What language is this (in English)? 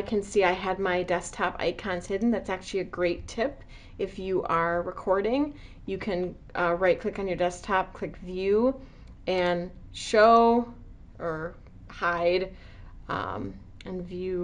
English